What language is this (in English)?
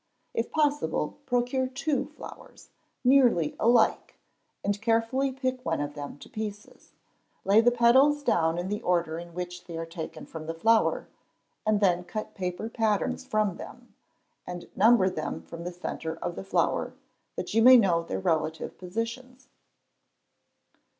English